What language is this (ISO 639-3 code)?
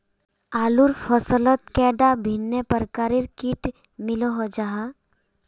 mag